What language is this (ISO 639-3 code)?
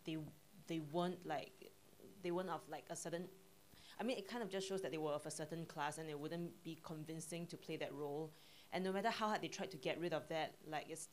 eng